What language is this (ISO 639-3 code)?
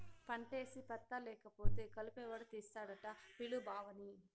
tel